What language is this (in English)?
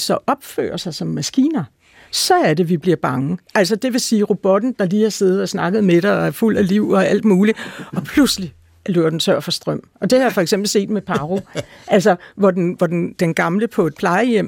Danish